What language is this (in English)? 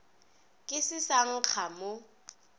Northern Sotho